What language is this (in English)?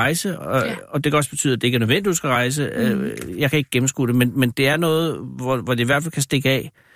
Danish